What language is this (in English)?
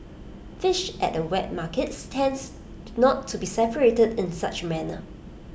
English